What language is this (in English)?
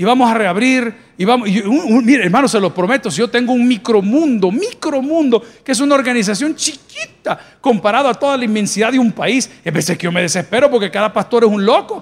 Spanish